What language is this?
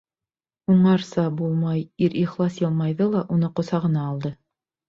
Bashkir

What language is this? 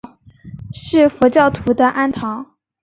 Chinese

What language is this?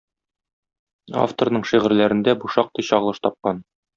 Tatar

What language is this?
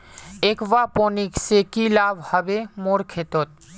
Magahi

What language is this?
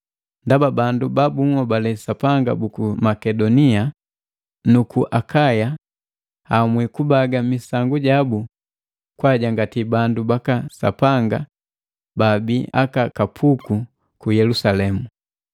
Matengo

